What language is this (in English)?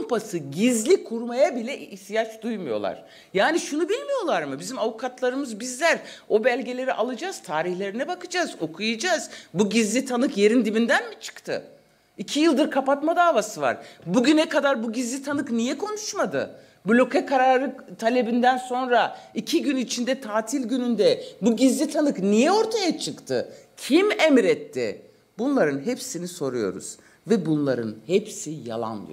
Turkish